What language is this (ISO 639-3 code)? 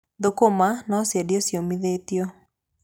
kik